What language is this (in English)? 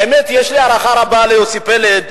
Hebrew